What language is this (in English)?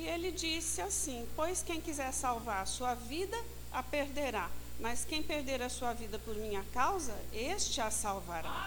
Portuguese